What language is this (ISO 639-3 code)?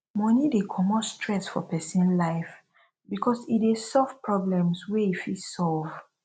pcm